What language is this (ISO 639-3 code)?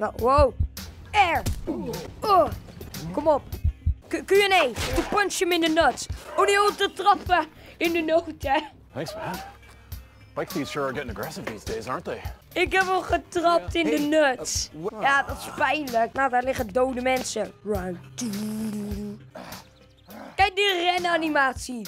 nld